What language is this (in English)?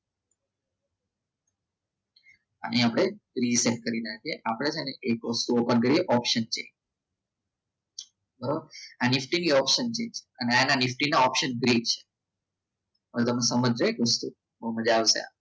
Gujarati